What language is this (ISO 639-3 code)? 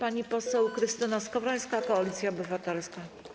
pol